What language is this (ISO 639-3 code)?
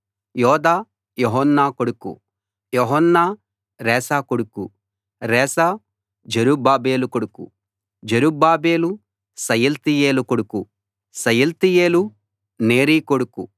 tel